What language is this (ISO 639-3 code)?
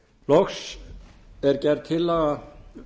isl